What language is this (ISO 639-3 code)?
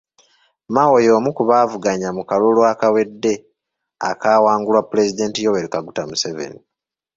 lug